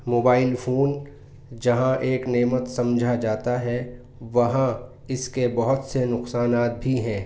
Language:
Urdu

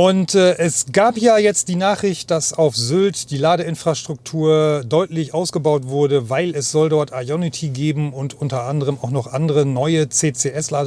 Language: German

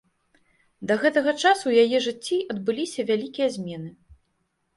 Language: Belarusian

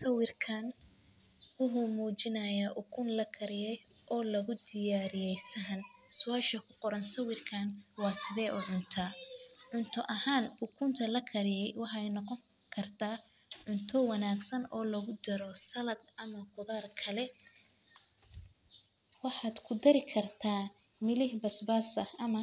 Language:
Somali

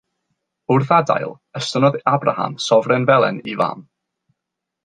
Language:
Welsh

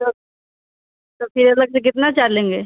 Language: Hindi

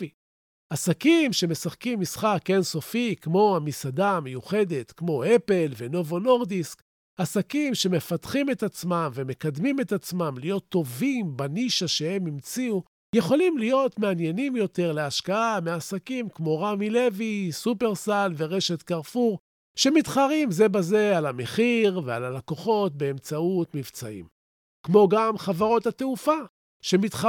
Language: Hebrew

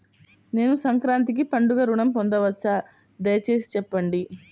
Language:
Telugu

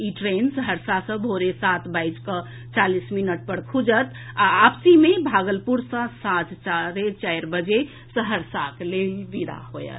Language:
Maithili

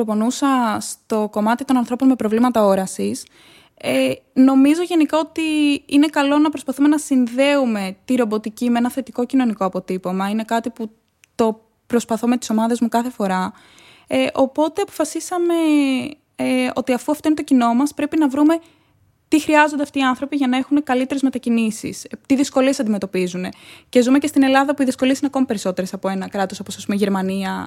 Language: Greek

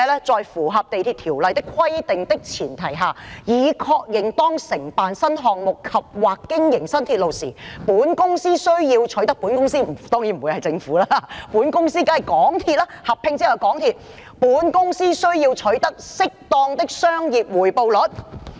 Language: Cantonese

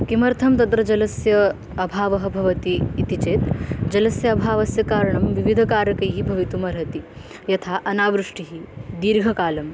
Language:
Sanskrit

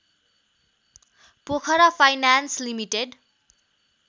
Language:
Nepali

